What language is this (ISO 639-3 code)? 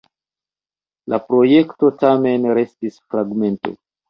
epo